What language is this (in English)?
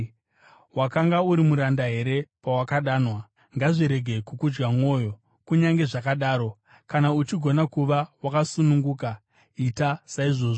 Shona